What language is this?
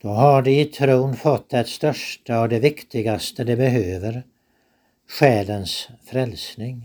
Swedish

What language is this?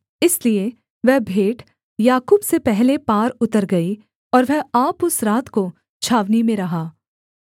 Hindi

